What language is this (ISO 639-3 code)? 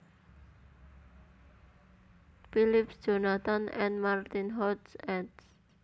jav